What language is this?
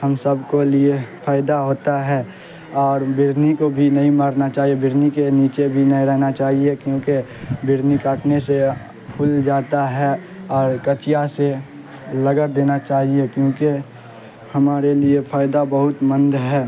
Urdu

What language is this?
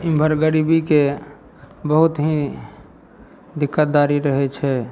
Maithili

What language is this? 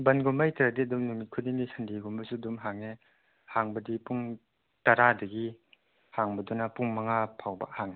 Manipuri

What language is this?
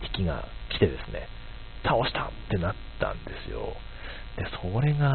Japanese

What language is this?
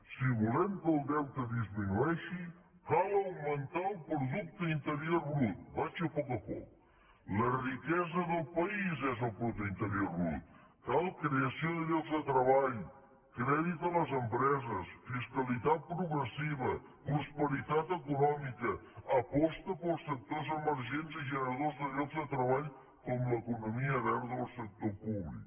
Catalan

